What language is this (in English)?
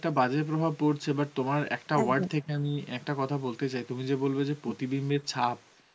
Bangla